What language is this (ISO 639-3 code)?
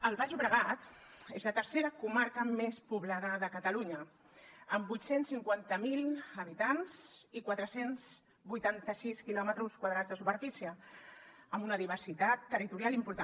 cat